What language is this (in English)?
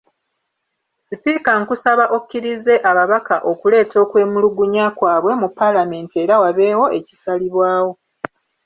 Ganda